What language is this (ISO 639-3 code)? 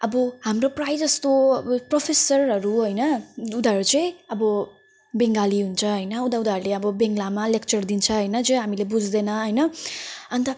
nep